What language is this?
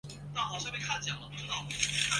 Chinese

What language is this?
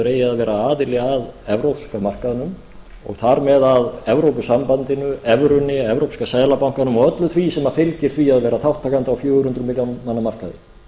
Icelandic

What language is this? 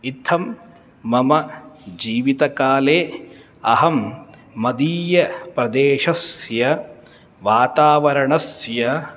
Sanskrit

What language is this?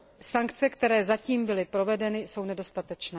Czech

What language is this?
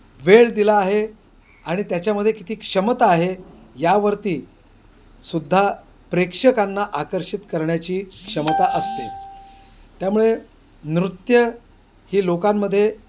Marathi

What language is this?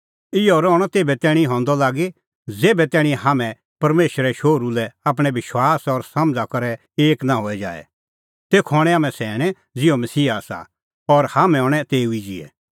Kullu Pahari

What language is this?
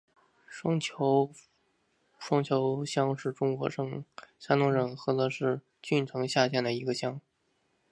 Chinese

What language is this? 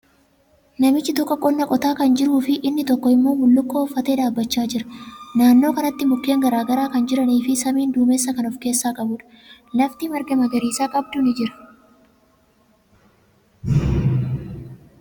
Oromo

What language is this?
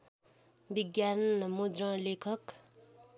Nepali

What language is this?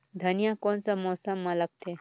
Chhattisgarhi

